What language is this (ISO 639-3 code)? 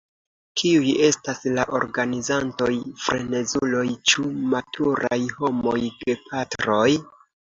epo